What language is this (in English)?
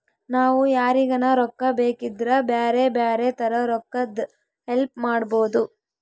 Kannada